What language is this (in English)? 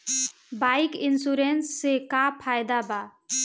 Bhojpuri